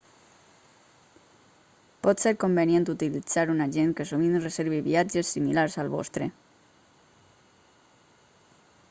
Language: Catalan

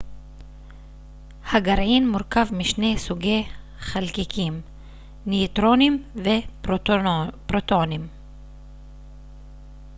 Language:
Hebrew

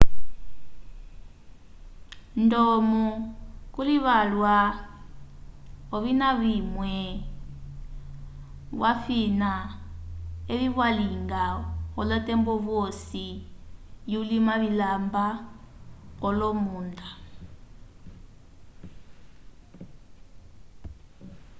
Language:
Umbundu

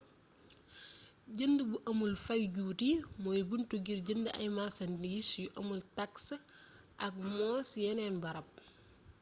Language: Wolof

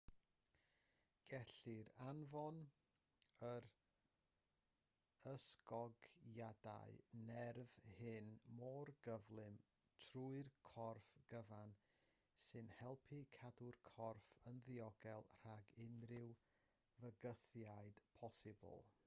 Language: Welsh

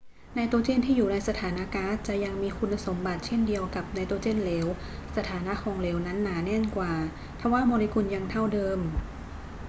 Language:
Thai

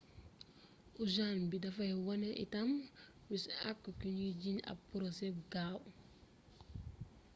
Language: Wolof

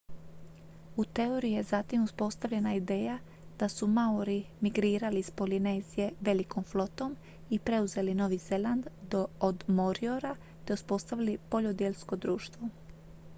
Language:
Croatian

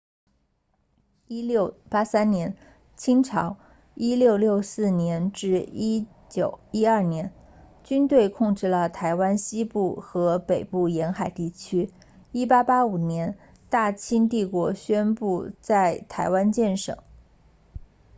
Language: Chinese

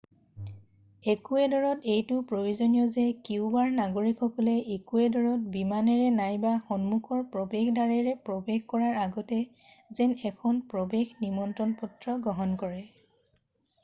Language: Assamese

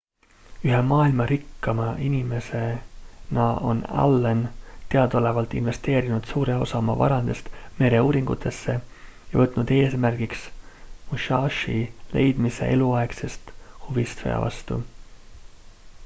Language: Estonian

